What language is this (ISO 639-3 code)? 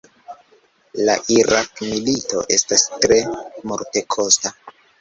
epo